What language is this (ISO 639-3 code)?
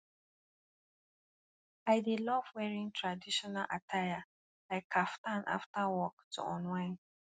pcm